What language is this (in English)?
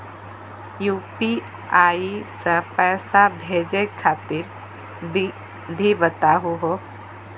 Magahi